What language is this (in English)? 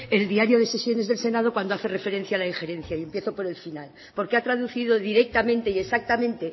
Spanish